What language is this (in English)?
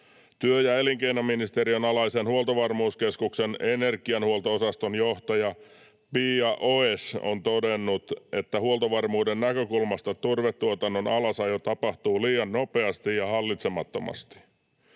Finnish